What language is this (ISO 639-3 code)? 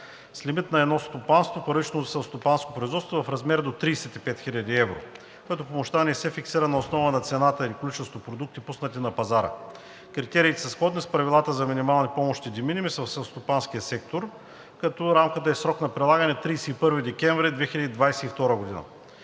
bul